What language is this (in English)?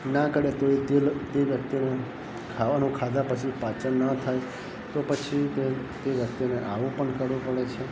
Gujarati